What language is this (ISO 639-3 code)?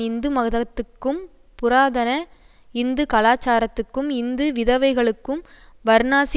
tam